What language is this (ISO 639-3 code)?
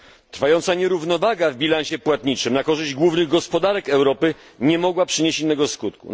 pol